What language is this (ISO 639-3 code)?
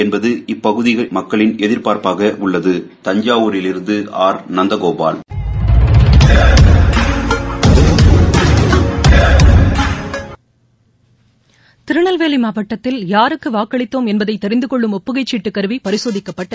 tam